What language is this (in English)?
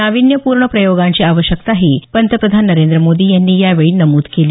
Marathi